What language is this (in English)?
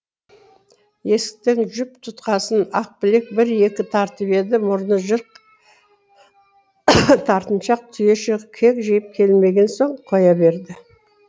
Kazakh